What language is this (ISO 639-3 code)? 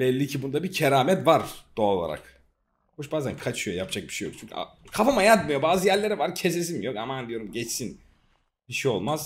tur